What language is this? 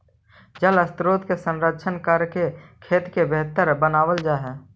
Magahi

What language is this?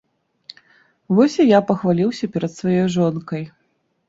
Belarusian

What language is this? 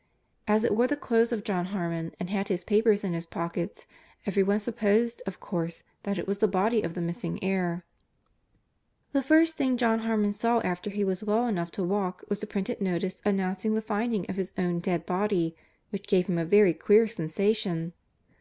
English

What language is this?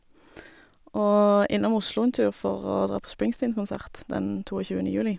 Norwegian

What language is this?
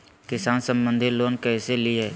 Magahi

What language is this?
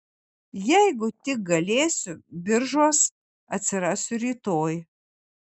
Lithuanian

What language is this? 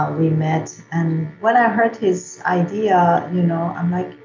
English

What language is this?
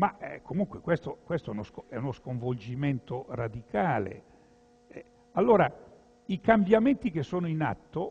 Italian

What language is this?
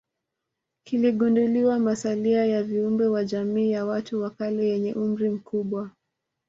Swahili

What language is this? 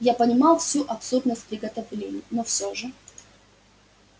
Russian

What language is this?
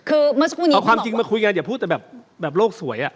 Thai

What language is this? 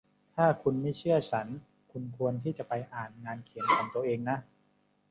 Thai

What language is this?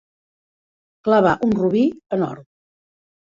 Catalan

